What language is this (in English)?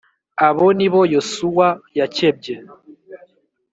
Kinyarwanda